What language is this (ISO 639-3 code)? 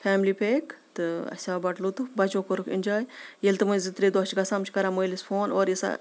kas